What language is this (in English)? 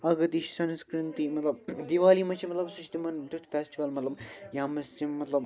Kashmiri